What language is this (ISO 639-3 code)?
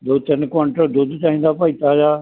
pan